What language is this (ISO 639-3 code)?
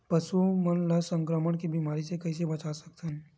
hne